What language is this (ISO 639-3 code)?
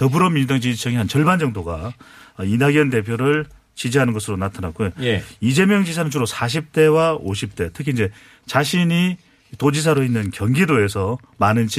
kor